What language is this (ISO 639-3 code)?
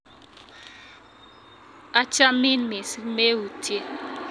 kln